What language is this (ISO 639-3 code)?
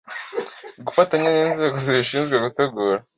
kin